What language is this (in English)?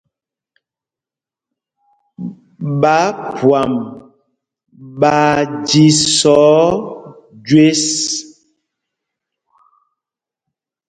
Mpumpong